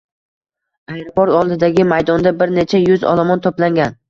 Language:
Uzbek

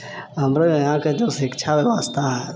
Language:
Maithili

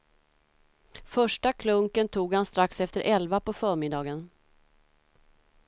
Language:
Swedish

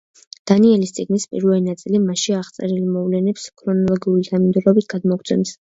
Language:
Georgian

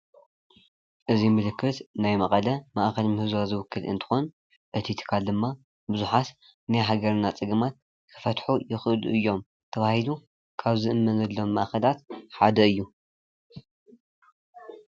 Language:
Tigrinya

